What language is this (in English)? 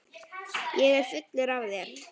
Icelandic